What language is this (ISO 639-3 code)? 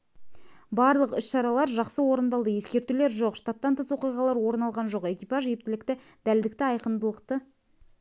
kaz